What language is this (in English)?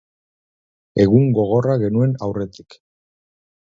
Basque